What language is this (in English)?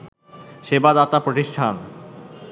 Bangla